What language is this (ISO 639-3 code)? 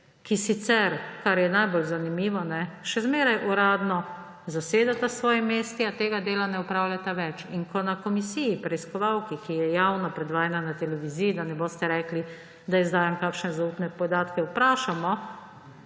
slv